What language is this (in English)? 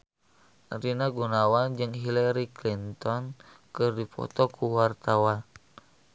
Sundanese